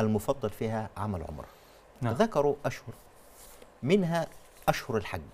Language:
Arabic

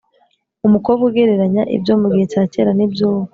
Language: Kinyarwanda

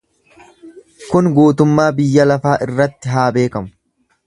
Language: Oromo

